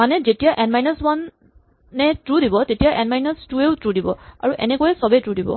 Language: Assamese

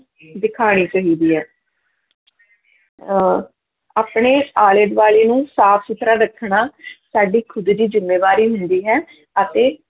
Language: Punjabi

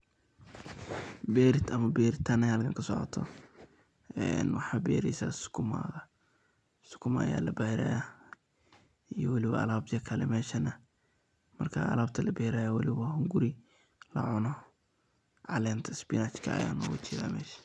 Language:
Somali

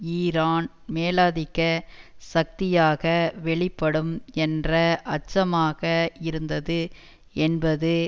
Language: Tamil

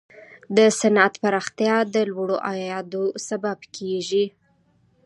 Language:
Pashto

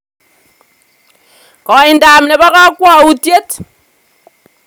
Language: Kalenjin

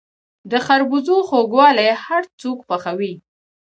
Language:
Pashto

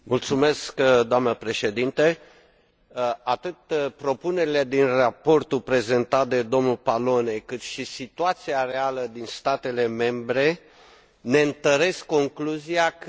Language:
Romanian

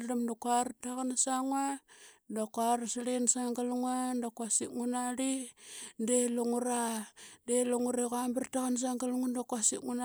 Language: Qaqet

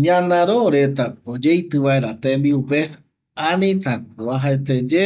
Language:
Eastern Bolivian Guaraní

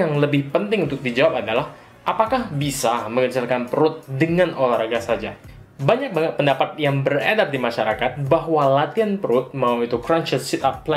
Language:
Indonesian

